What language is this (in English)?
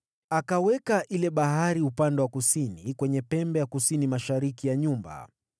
Swahili